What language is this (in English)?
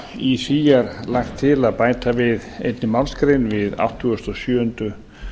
Icelandic